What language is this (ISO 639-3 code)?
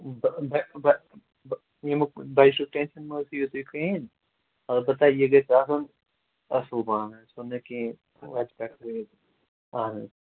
kas